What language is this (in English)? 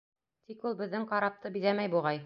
Bashkir